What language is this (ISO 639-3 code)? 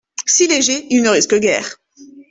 fra